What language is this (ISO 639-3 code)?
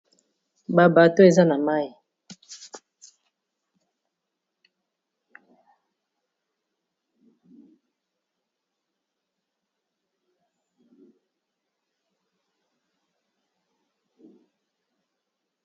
lin